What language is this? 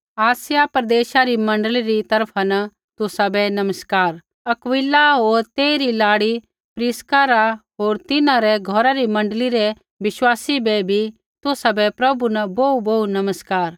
Kullu Pahari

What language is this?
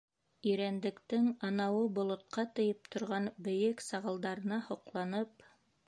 Bashkir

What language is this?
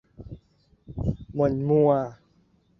Thai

